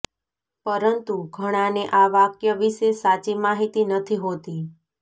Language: Gujarati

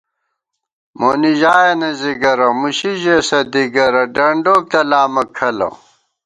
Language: Gawar-Bati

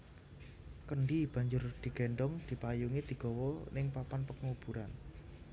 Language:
Javanese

